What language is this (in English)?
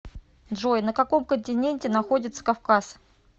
Russian